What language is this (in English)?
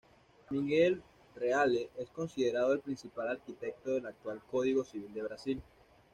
Spanish